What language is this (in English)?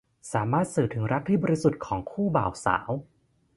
Thai